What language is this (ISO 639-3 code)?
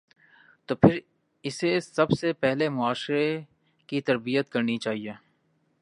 urd